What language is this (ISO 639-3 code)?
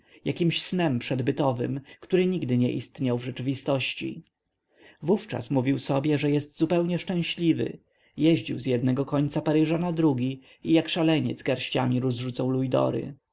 pol